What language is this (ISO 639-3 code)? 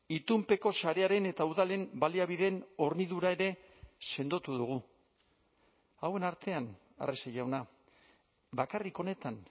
eus